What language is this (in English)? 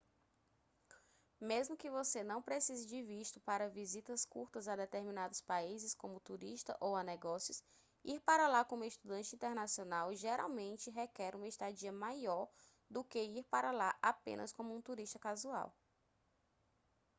Portuguese